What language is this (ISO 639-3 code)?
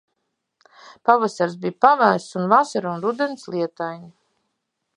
lav